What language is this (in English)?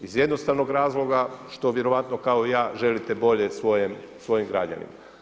Croatian